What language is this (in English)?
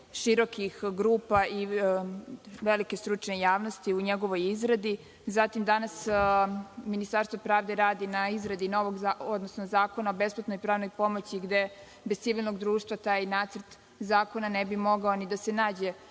Serbian